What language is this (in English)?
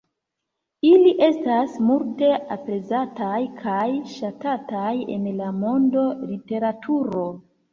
Esperanto